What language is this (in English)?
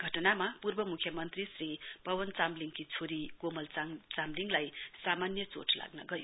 Nepali